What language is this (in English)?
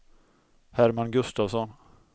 Swedish